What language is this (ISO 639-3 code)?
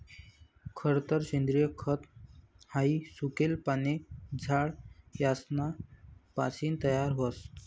mar